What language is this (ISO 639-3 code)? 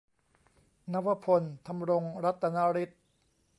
tha